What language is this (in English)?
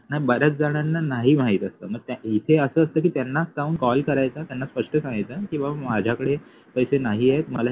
Marathi